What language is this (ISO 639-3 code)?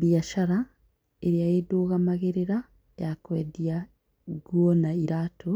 kik